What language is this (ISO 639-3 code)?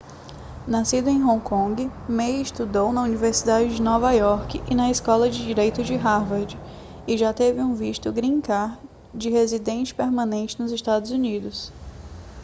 por